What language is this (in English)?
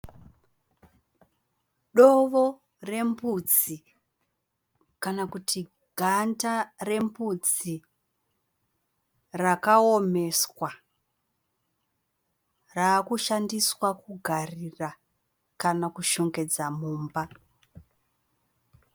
Shona